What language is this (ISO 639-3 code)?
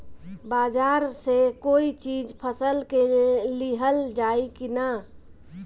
bho